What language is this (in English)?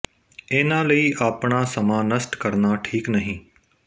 Punjabi